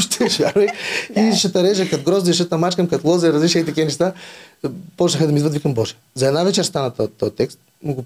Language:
Bulgarian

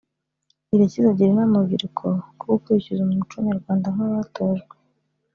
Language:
Kinyarwanda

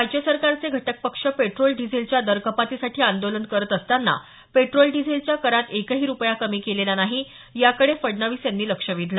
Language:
Marathi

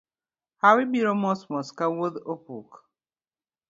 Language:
Luo (Kenya and Tanzania)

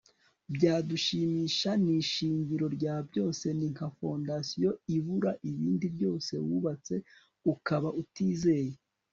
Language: Kinyarwanda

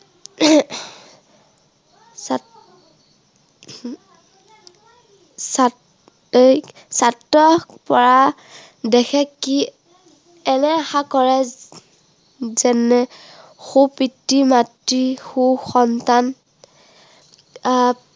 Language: Assamese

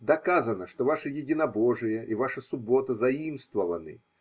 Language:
Russian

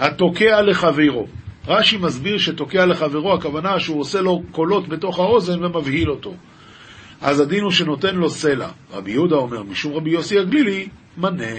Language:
Hebrew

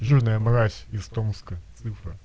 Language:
Russian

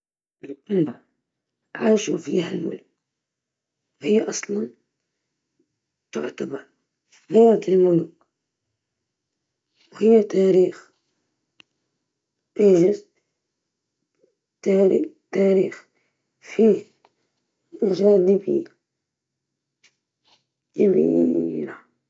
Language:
Libyan Arabic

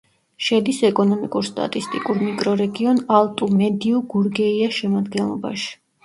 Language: Georgian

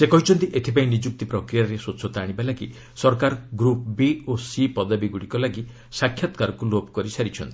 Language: Odia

